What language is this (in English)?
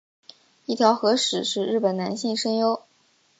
Chinese